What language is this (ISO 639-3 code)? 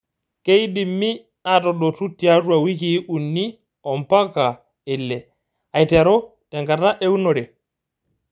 mas